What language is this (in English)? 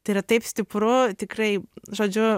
Lithuanian